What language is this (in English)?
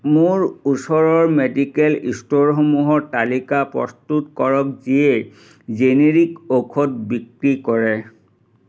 Assamese